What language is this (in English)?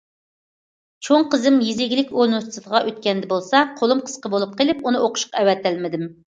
Uyghur